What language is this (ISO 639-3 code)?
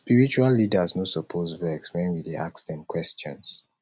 pcm